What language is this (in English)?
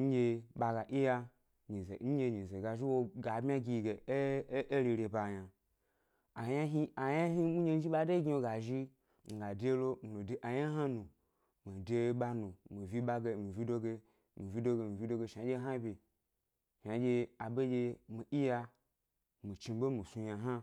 Gbari